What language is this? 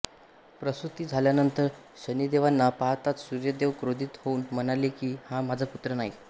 Marathi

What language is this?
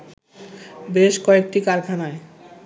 Bangla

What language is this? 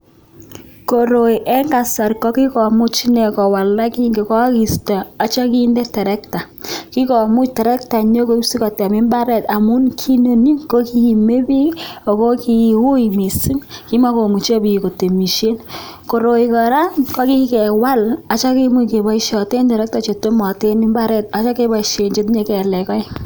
Kalenjin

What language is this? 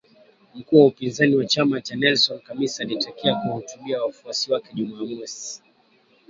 Swahili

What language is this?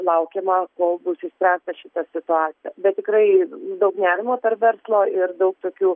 Lithuanian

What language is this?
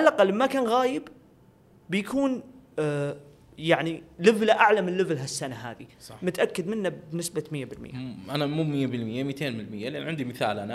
Arabic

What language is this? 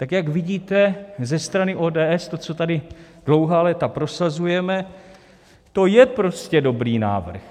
Czech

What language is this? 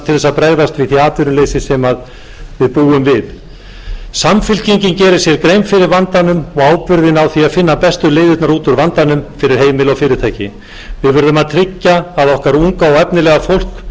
Icelandic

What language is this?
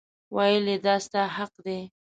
Pashto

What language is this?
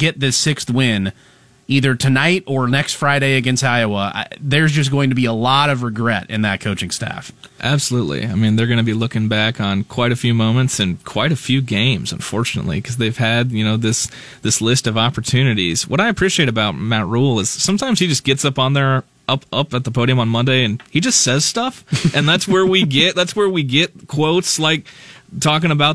English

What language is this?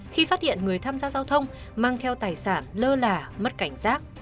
Vietnamese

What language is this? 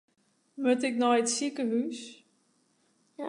Western Frisian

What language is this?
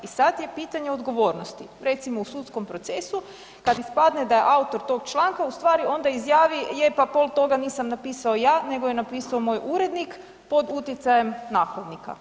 Croatian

